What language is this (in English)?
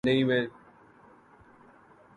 Urdu